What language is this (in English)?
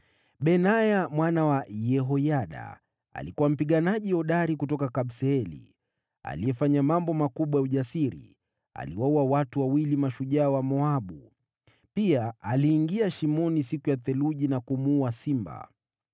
Swahili